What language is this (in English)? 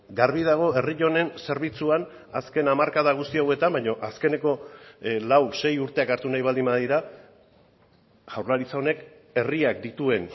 Basque